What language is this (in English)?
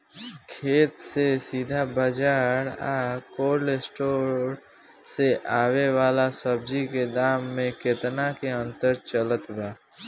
Bhojpuri